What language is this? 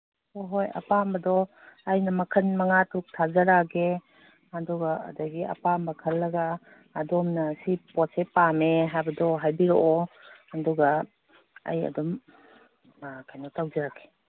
Manipuri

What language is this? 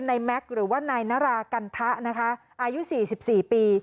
Thai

